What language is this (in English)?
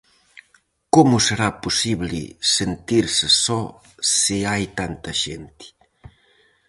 Galician